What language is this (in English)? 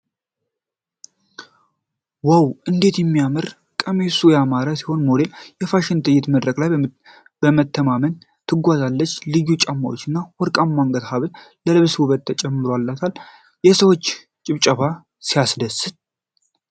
Amharic